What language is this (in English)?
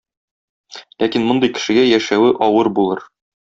Tatar